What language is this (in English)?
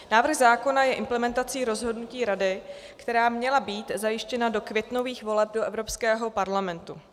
Czech